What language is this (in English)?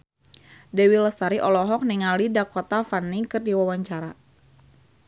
Sundanese